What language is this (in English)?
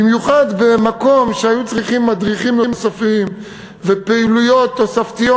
Hebrew